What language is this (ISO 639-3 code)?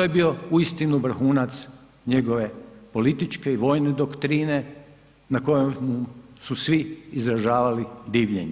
hrv